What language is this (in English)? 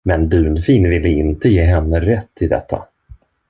Swedish